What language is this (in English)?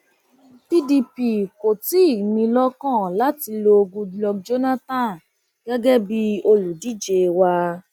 Yoruba